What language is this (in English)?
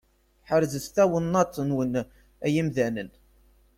Kabyle